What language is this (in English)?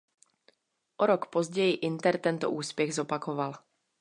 Czech